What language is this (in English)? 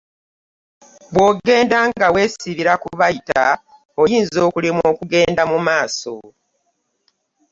Ganda